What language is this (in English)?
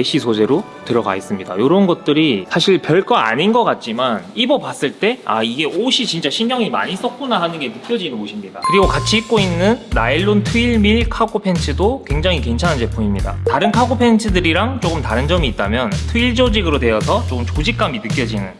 Korean